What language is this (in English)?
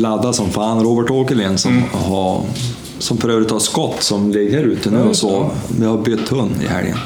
Swedish